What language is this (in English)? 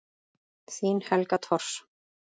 Icelandic